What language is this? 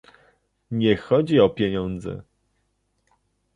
Polish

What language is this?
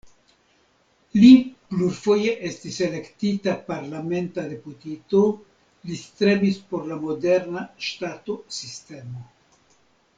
Esperanto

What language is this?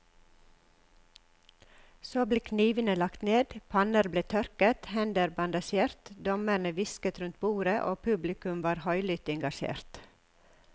Norwegian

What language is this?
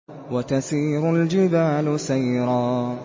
Arabic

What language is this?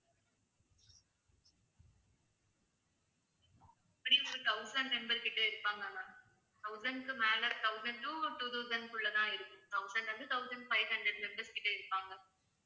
Tamil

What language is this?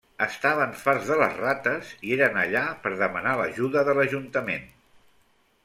Catalan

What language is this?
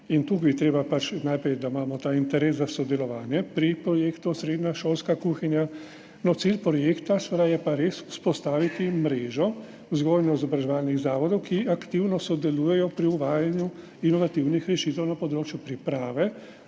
Slovenian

